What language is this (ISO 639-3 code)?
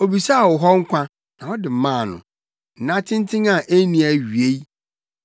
aka